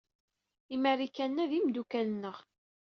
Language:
Kabyle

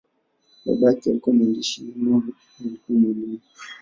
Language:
Swahili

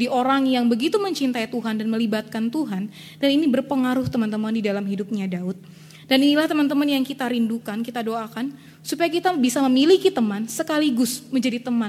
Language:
Indonesian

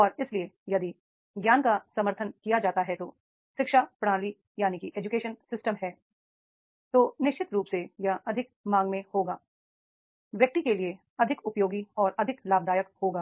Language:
Hindi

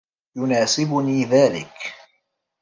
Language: Arabic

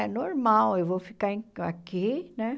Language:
Portuguese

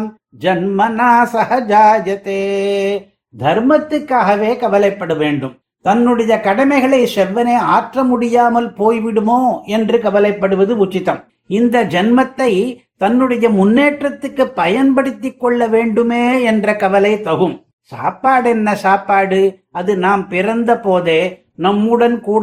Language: Tamil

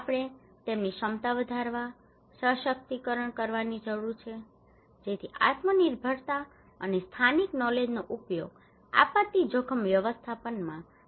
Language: Gujarati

